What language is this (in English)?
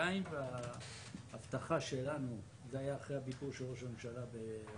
Hebrew